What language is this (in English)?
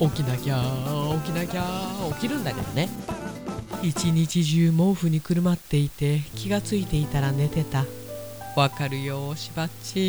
Japanese